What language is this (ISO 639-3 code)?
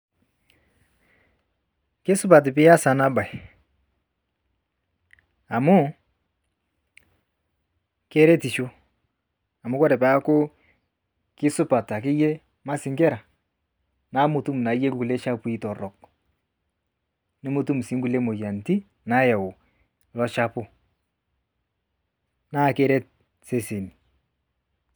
mas